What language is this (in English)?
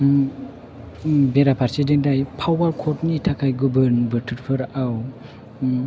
Bodo